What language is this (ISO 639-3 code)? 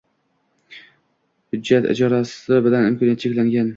uzb